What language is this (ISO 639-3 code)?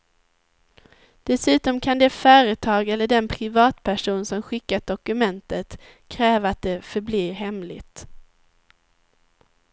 swe